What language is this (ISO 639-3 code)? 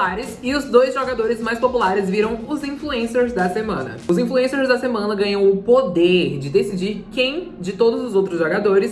por